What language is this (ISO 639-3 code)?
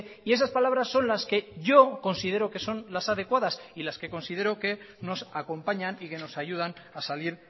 spa